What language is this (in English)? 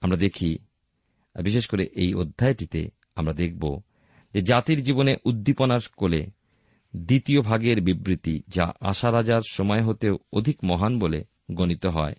Bangla